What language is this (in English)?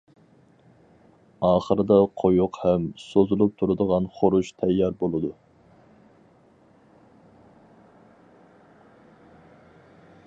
Uyghur